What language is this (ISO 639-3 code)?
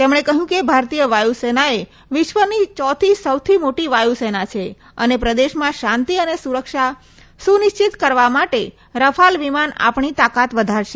guj